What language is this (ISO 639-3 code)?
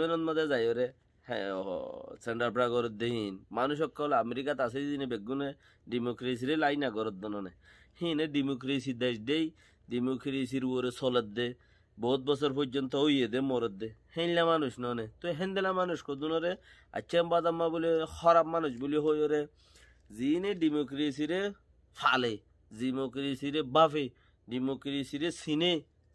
tur